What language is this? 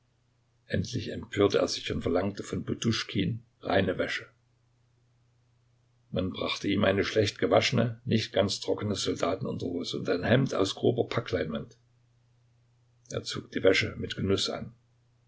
German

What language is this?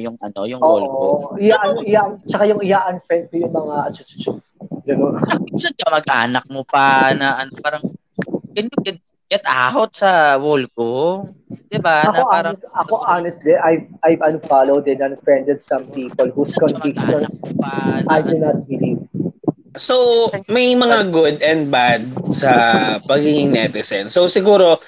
Filipino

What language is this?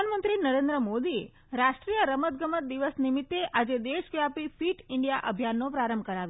Gujarati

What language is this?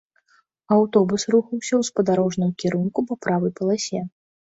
Belarusian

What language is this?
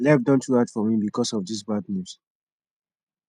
Nigerian Pidgin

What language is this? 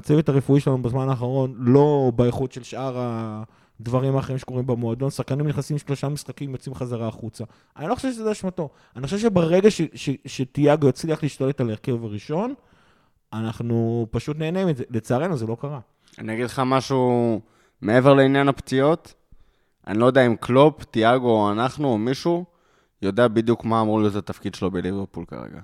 Hebrew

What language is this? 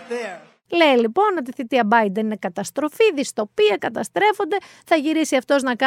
Greek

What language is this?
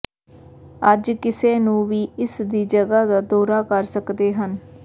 Punjabi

